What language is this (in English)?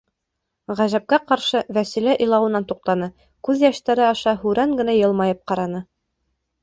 Bashkir